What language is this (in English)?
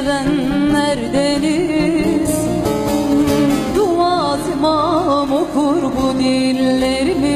Turkish